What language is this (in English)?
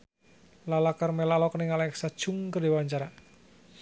Sundanese